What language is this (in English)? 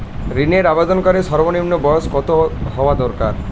Bangla